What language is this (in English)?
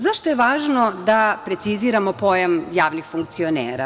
Serbian